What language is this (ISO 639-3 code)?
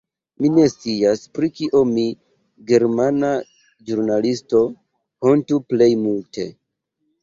epo